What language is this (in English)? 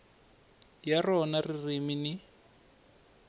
Tsonga